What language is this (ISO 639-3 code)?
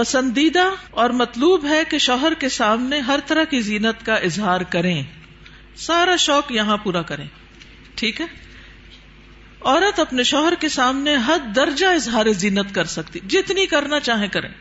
urd